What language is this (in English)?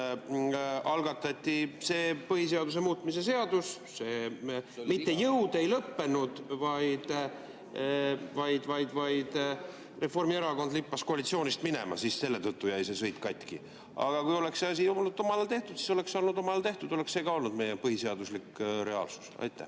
Estonian